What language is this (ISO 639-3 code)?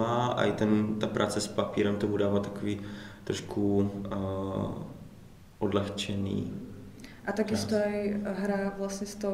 ces